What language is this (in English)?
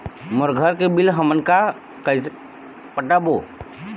Chhattisgarhi